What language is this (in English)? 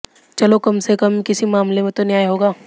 Hindi